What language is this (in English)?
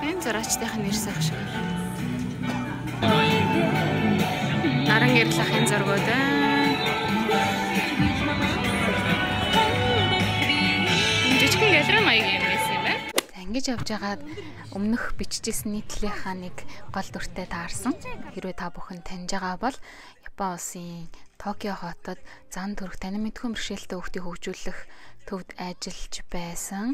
Romanian